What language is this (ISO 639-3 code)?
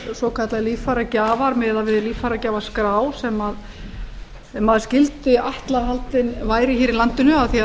isl